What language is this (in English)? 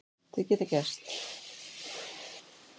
Icelandic